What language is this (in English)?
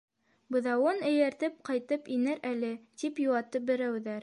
Bashkir